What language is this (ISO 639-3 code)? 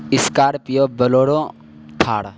urd